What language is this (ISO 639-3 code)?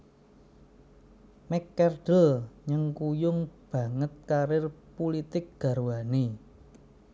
jav